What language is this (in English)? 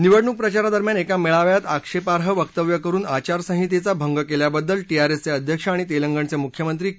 Marathi